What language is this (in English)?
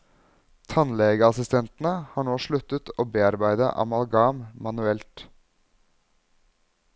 Norwegian